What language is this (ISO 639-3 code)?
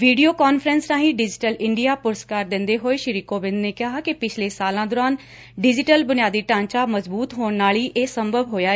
pan